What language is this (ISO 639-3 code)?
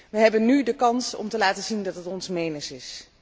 nld